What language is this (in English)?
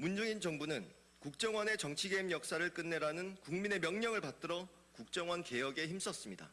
Korean